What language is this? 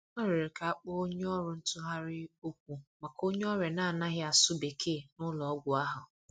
Igbo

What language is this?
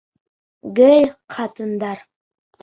Bashkir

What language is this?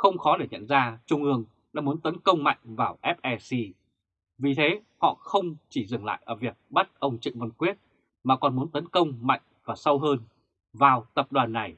Vietnamese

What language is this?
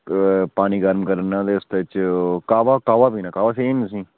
Dogri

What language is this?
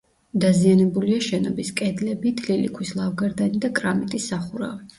Georgian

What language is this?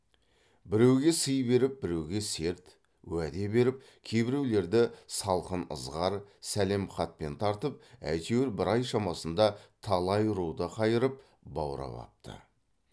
Kazakh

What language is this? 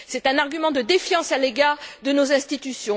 French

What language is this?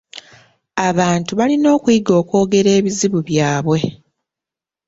Ganda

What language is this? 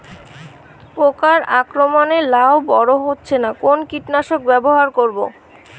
Bangla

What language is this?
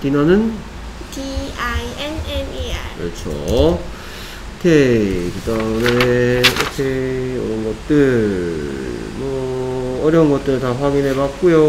Korean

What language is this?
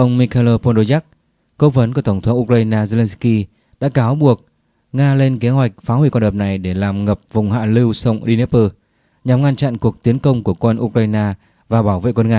Vietnamese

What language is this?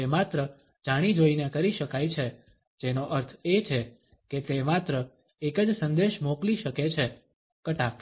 Gujarati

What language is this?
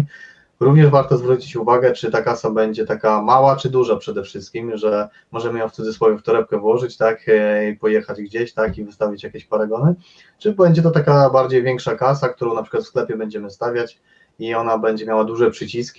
Polish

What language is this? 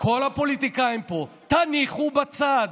Hebrew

